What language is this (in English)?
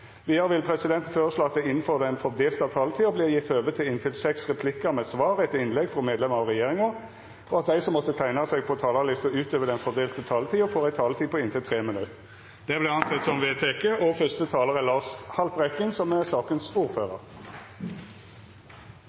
Norwegian